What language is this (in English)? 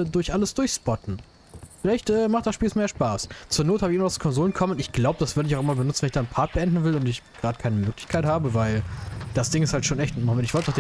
German